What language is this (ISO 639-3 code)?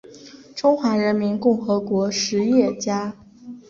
zho